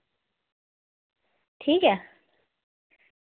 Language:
Dogri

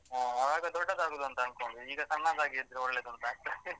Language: Kannada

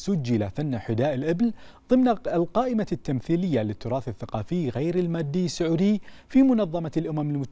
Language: Arabic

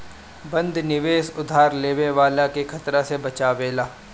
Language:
Bhojpuri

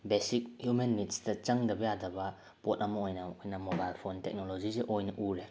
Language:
Manipuri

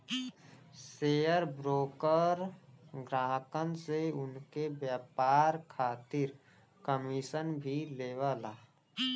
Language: Bhojpuri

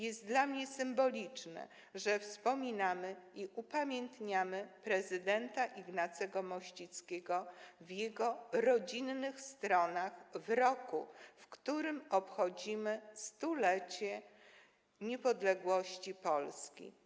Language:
Polish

